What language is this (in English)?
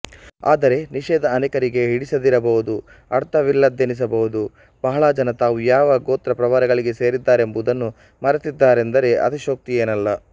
Kannada